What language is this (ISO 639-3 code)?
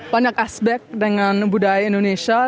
ind